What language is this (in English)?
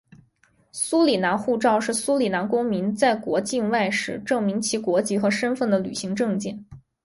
Chinese